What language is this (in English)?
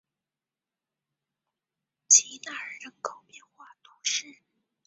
Chinese